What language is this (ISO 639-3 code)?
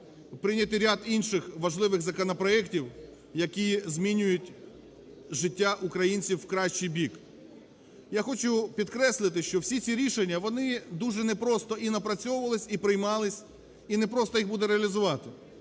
ukr